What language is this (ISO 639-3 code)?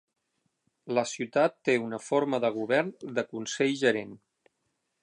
cat